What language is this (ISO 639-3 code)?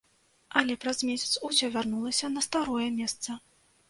bel